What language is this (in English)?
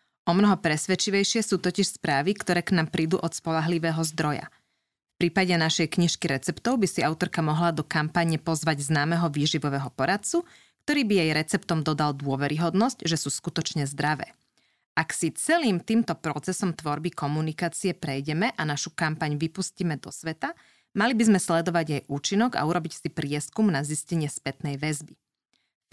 Slovak